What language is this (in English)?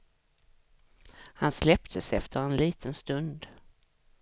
Swedish